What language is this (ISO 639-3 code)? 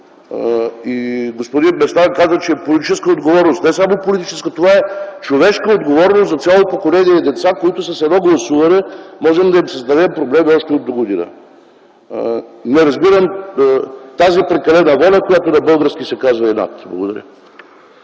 bul